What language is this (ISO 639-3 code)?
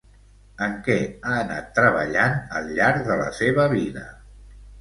cat